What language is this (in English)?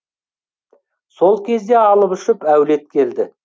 Kazakh